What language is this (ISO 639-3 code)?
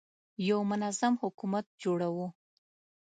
pus